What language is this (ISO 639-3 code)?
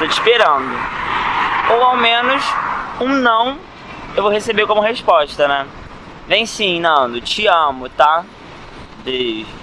por